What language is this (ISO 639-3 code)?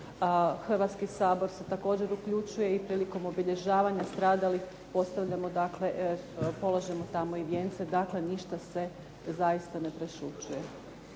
hrv